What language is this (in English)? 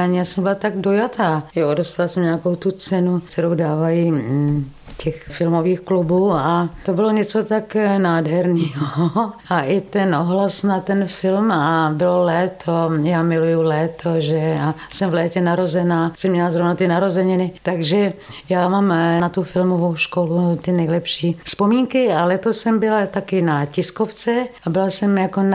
Czech